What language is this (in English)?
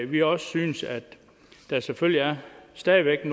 Danish